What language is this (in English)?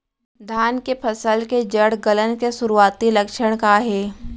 Chhattisgarhi